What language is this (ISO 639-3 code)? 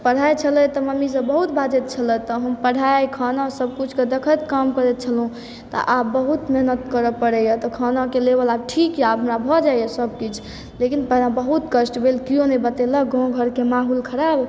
mai